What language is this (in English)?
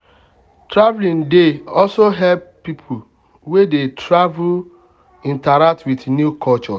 Nigerian Pidgin